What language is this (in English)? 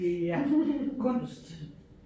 Danish